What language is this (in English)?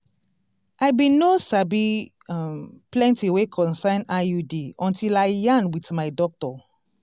Nigerian Pidgin